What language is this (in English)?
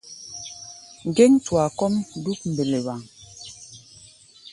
Gbaya